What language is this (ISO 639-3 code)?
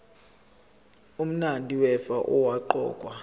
zul